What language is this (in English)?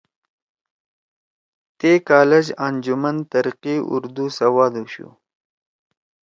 Torwali